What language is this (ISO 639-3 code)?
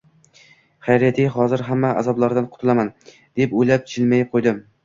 uzb